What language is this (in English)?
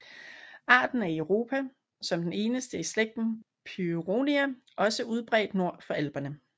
Danish